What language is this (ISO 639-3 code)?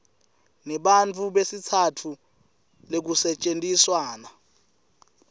ssw